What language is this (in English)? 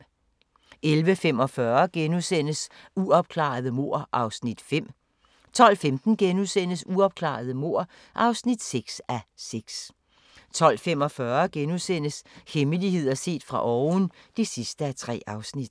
Danish